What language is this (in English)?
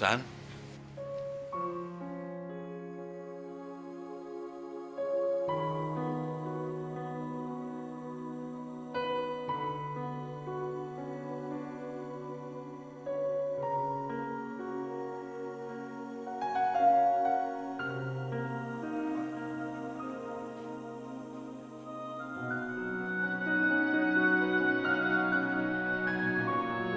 Indonesian